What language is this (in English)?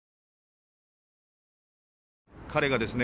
Japanese